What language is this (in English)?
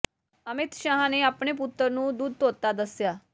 Punjabi